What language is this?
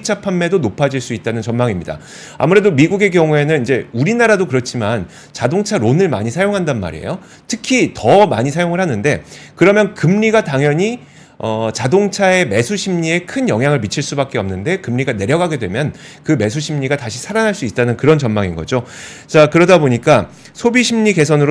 Korean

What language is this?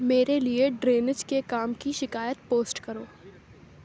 Urdu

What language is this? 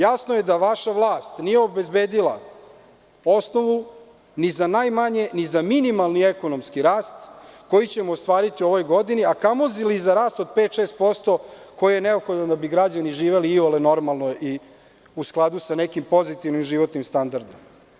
Serbian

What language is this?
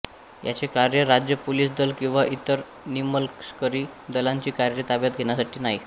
Marathi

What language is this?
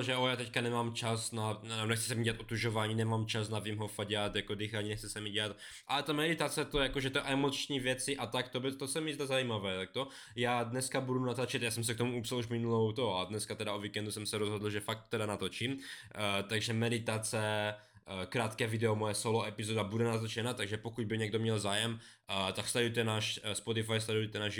Czech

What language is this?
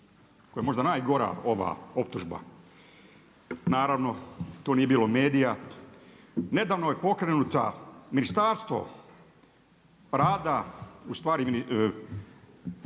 Croatian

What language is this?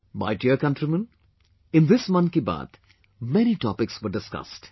English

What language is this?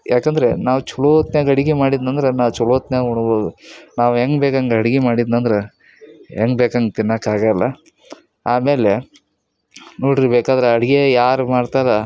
Kannada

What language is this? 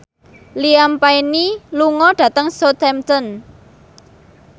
Javanese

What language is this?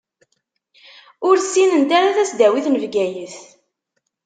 Kabyle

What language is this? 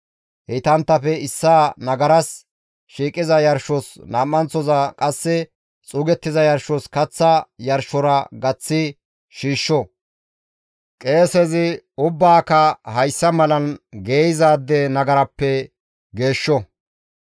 Gamo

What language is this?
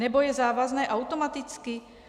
Czech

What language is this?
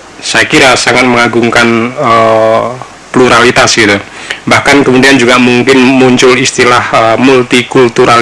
Indonesian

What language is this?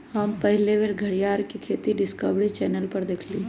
Magahi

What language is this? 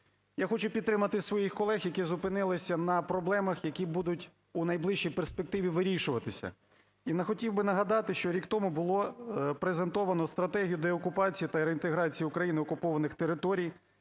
Ukrainian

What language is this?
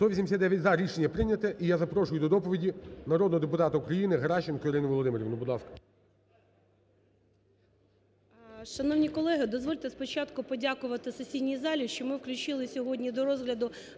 Ukrainian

